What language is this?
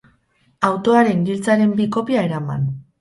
Basque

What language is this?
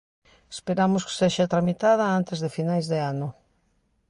Galician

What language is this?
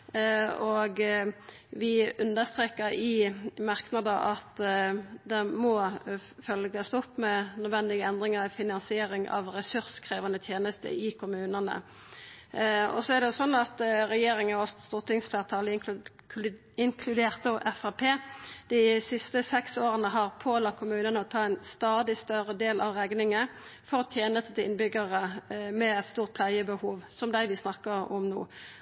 Norwegian Nynorsk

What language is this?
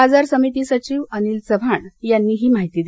Marathi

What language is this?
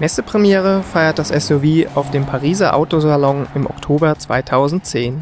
German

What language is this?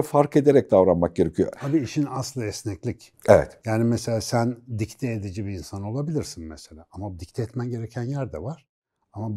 Turkish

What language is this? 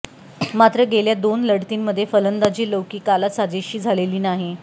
Marathi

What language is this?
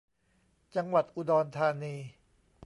Thai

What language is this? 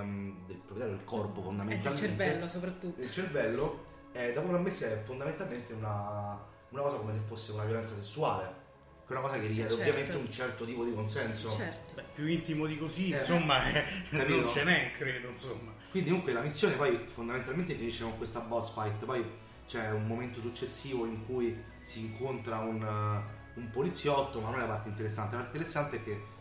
Italian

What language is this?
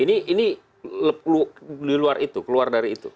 Indonesian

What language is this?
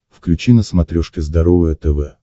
Russian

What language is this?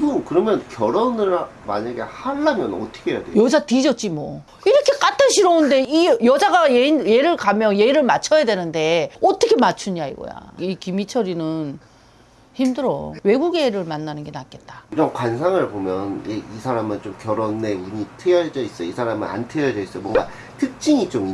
Korean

